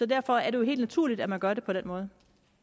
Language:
Danish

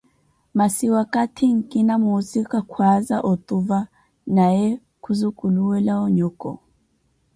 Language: Koti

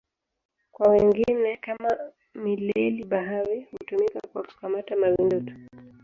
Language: Swahili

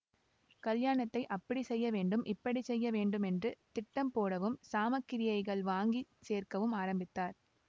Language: Tamil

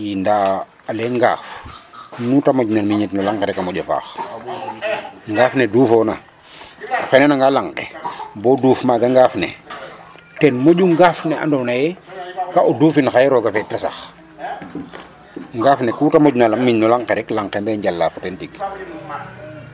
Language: Serer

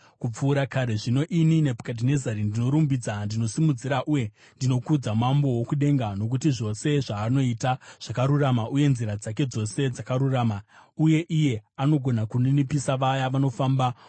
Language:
Shona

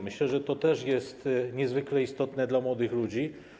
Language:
Polish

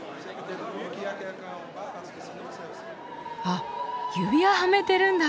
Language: Japanese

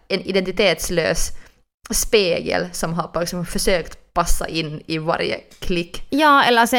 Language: Swedish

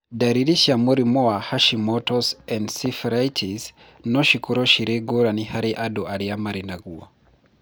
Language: Kikuyu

